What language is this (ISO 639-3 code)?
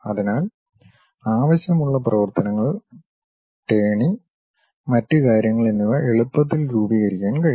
mal